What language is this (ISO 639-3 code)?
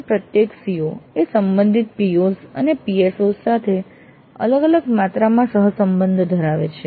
guj